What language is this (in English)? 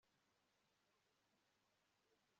Kinyarwanda